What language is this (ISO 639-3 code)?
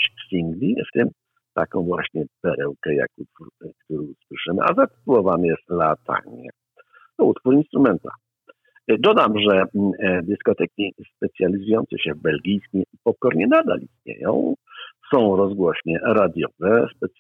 pol